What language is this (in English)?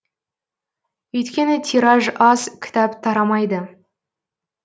Kazakh